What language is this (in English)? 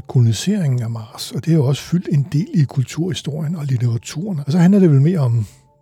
Danish